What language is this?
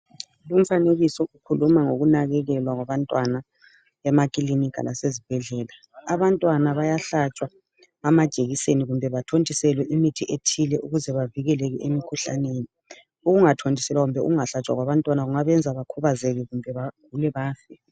North Ndebele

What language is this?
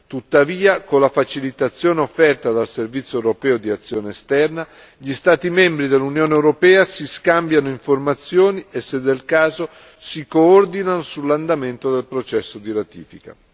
Italian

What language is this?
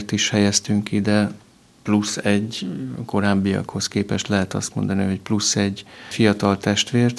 Hungarian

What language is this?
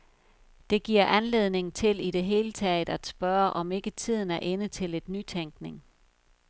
Danish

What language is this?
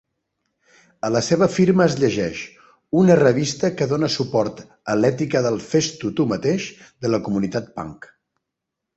Catalan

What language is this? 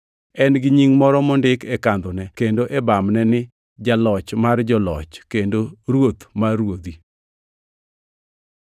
Luo (Kenya and Tanzania)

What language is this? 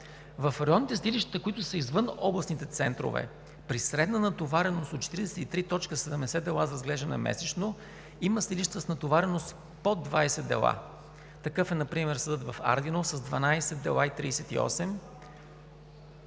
Bulgarian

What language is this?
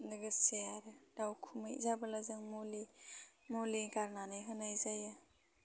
Bodo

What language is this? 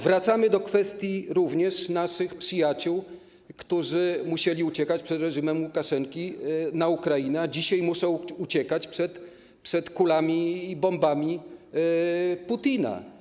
Polish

